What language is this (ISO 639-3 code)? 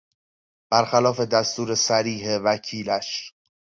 fas